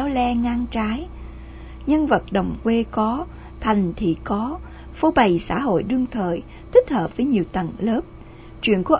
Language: Vietnamese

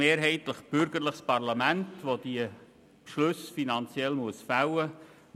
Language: Swiss German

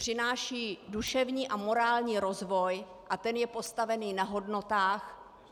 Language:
Czech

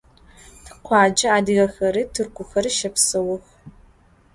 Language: Adyghe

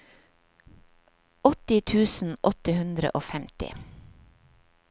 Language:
Norwegian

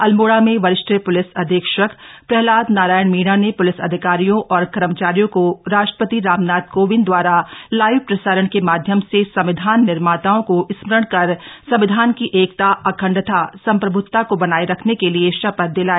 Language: Hindi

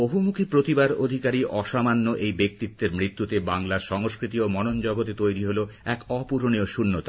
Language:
Bangla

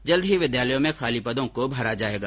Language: Hindi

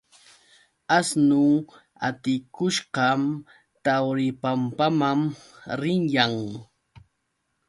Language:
Yauyos Quechua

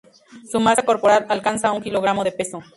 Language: Spanish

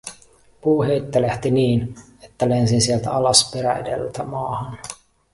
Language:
Finnish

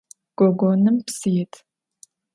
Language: Adyghe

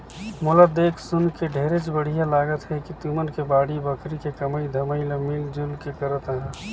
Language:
Chhattisgarhi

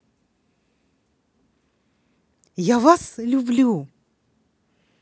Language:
Russian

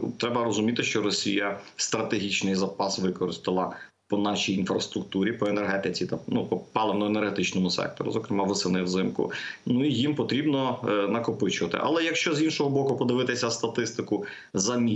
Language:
Ukrainian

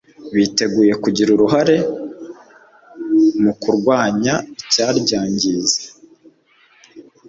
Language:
Kinyarwanda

